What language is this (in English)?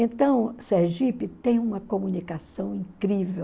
Portuguese